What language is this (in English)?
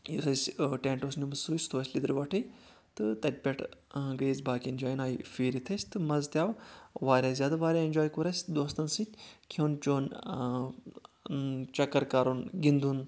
Kashmiri